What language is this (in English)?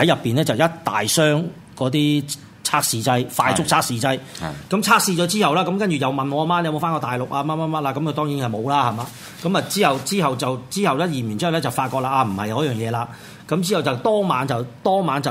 Chinese